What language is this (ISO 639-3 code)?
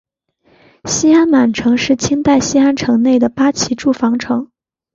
zho